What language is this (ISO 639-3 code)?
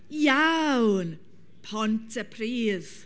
cym